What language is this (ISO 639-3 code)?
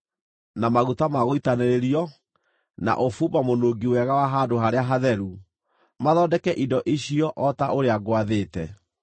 kik